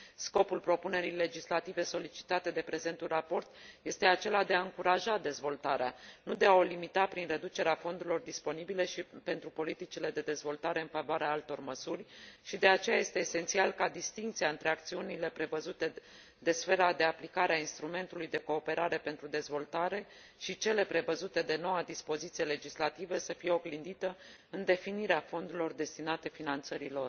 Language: Romanian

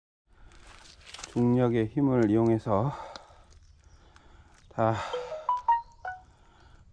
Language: Korean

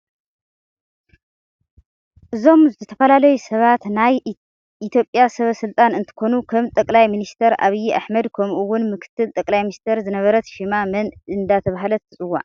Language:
Tigrinya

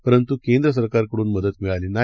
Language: Marathi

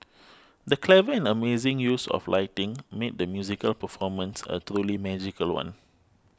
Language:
English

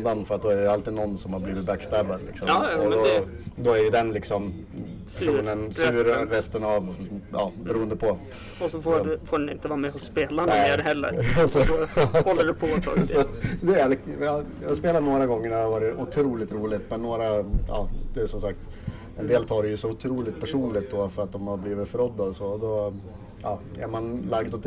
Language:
Swedish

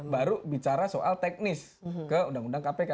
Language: Indonesian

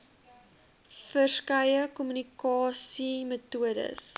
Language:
Afrikaans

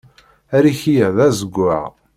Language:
Kabyle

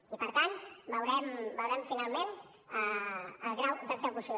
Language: Catalan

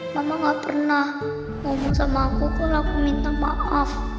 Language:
Indonesian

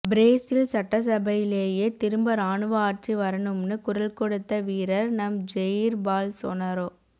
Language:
Tamil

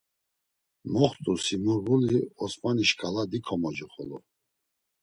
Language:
Laz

